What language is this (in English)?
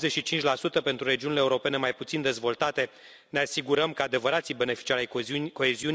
Romanian